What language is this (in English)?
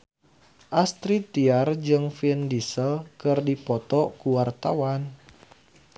Sundanese